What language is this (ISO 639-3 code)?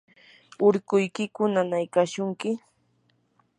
qur